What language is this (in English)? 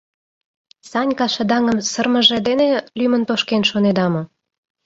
Mari